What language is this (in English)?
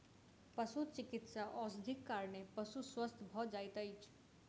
Maithili